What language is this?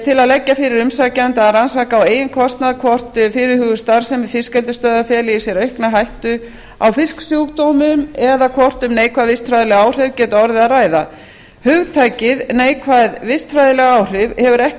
Icelandic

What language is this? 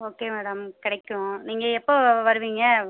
Tamil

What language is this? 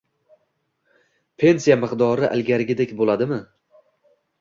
Uzbek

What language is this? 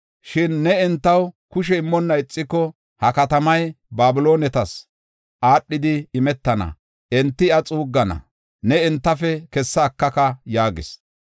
Gofa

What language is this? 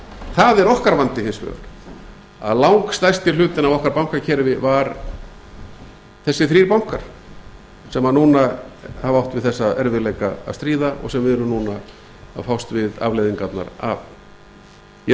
Icelandic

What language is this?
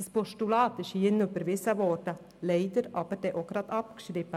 Swiss German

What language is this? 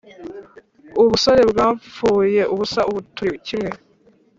Kinyarwanda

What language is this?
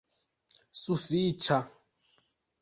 Esperanto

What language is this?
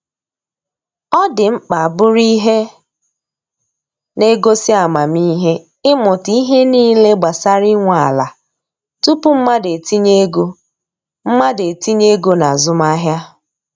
Igbo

